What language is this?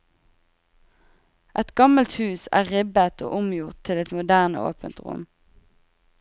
Norwegian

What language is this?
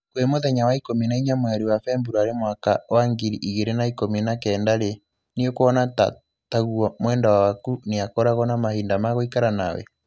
Kikuyu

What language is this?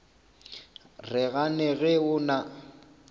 Northern Sotho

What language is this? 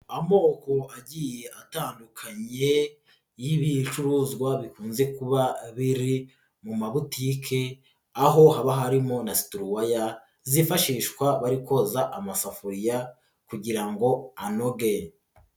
Kinyarwanda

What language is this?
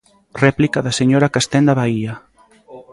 Galician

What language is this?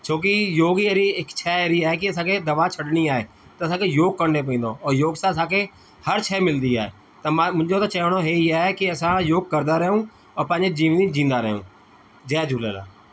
Sindhi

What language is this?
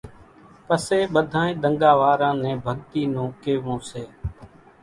Kachi Koli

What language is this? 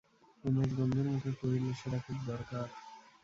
Bangla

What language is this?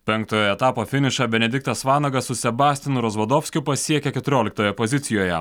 Lithuanian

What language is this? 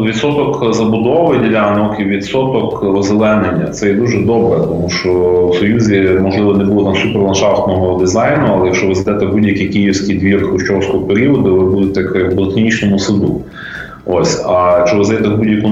Ukrainian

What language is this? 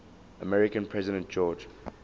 English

